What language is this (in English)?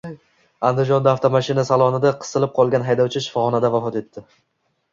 Uzbek